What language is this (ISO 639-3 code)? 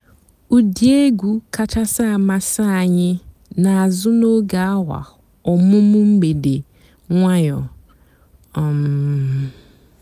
ibo